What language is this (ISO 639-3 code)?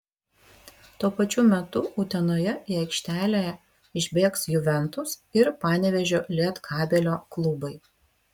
lit